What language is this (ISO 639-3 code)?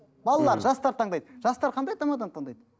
kaz